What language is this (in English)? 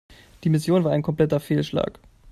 German